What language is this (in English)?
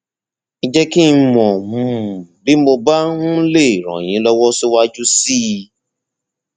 Yoruba